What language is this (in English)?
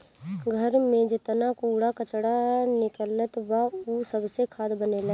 Bhojpuri